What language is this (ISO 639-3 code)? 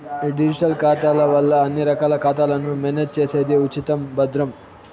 tel